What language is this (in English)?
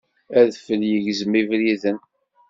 Kabyle